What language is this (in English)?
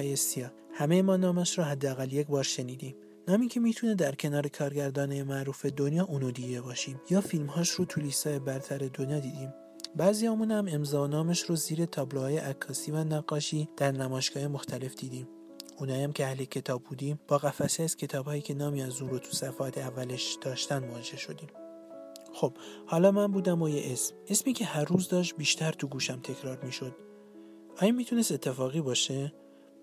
Persian